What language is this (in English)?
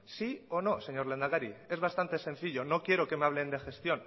Spanish